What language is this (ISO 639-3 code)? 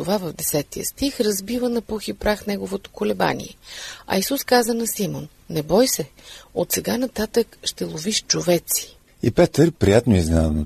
bul